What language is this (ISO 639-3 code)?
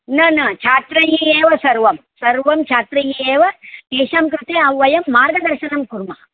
san